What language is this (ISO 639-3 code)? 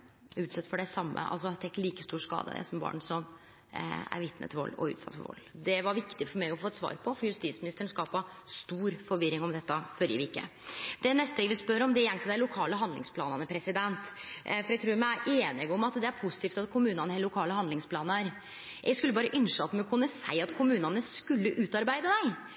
nno